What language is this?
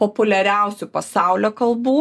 Lithuanian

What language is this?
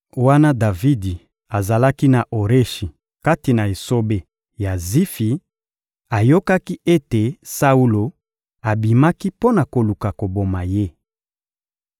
Lingala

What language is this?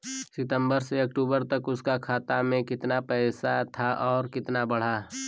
Bhojpuri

